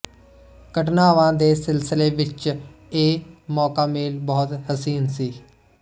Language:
Punjabi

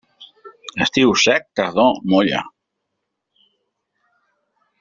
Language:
Catalan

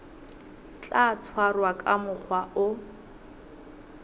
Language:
Southern Sotho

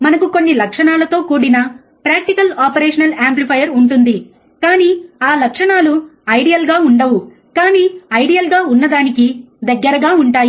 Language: Telugu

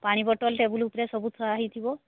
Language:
Odia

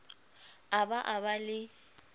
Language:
Southern Sotho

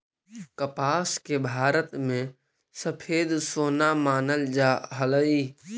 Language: Magahi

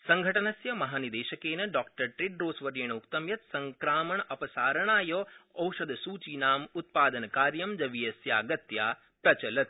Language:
Sanskrit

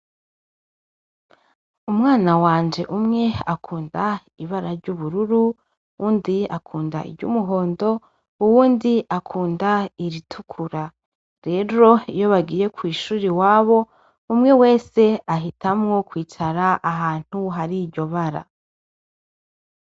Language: Rundi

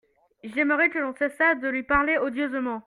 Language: French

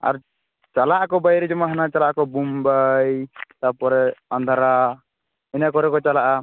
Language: Santali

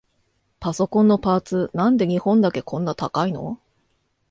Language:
Japanese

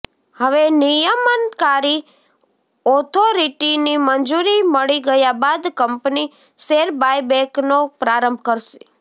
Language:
Gujarati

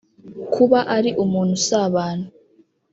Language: Kinyarwanda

